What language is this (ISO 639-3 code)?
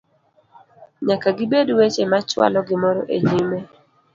luo